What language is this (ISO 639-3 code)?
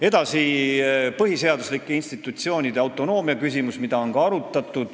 est